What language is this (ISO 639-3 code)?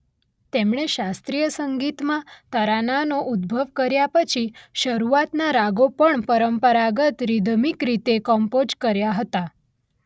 guj